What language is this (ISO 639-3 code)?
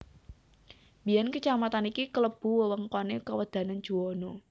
jav